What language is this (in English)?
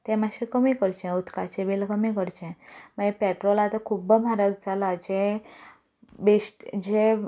Konkani